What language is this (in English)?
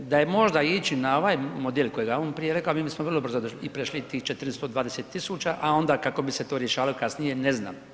Croatian